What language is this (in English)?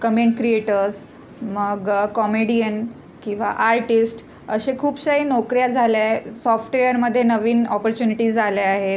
Marathi